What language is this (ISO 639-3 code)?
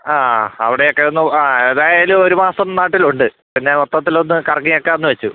mal